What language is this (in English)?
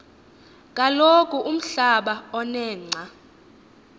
Xhosa